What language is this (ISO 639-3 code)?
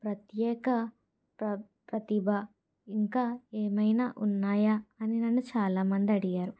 tel